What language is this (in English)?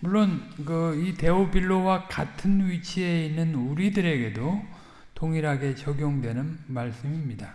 Korean